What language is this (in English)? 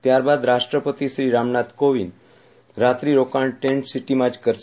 Gujarati